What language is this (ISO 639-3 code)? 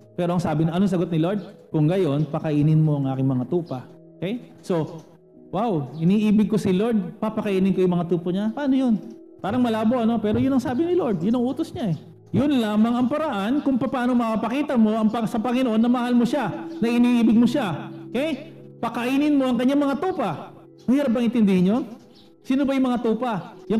fil